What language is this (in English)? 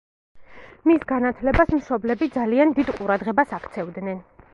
Georgian